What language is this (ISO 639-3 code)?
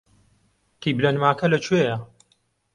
ckb